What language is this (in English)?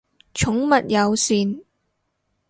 Cantonese